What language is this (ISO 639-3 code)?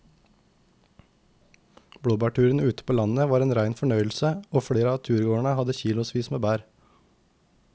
nor